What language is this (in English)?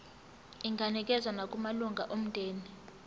Zulu